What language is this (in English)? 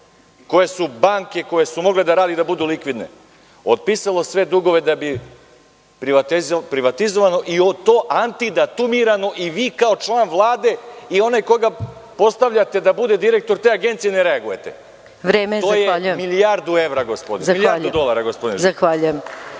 Serbian